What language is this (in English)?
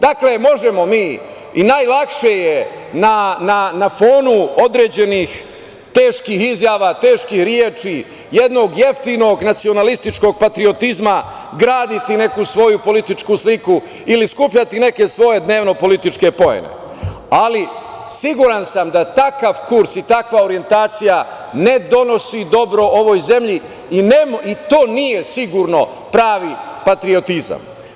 Serbian